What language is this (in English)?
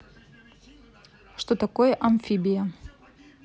Russian